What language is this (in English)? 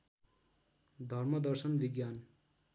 Nepali